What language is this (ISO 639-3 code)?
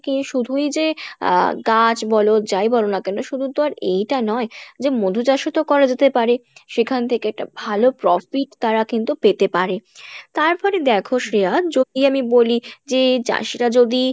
ben